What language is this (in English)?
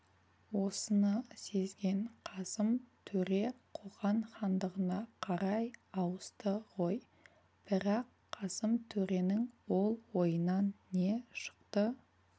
Kazakh